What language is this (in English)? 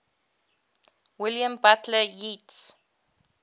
English